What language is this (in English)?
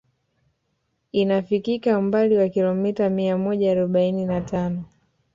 Swahili